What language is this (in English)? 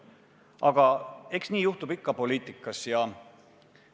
Estonian